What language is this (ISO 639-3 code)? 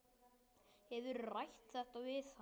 isl